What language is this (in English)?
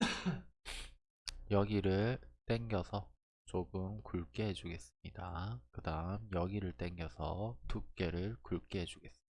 Korean